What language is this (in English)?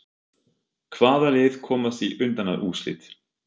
Icelandic